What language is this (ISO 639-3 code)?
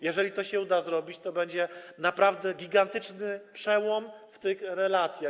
pol